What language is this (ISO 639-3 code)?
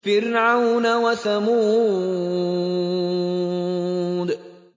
ara